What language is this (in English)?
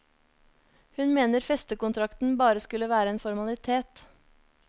Norwegian